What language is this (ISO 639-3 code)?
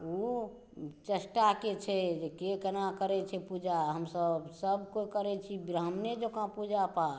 mai